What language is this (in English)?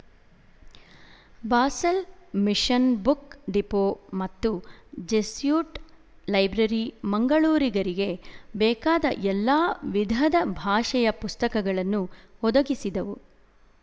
Kannada